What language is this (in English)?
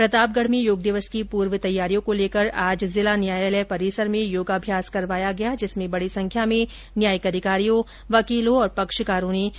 Hindi